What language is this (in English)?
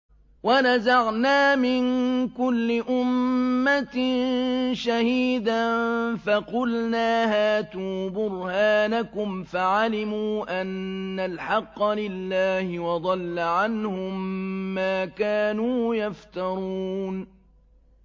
Arabic